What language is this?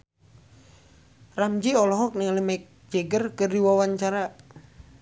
Sundanese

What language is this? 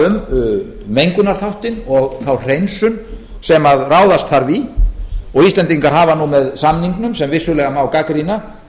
Icelandic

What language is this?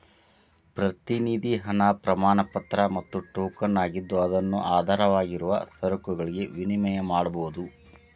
Kannada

